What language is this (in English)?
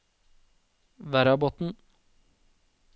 Norwegian